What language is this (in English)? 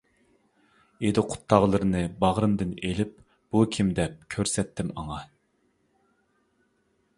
Uyghur